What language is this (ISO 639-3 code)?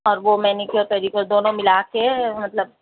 urd